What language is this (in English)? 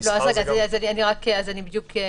Hebrew